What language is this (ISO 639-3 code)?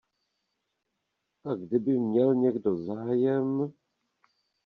ces